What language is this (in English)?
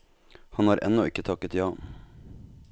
Norwegian